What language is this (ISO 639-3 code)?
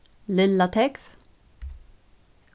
fao